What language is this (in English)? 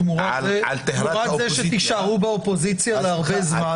Hebrew